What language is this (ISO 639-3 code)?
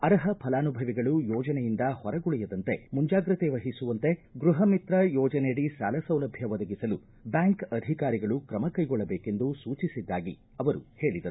kan